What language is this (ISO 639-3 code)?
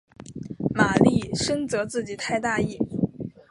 zho